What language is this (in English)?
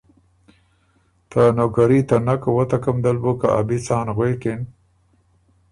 Ormuri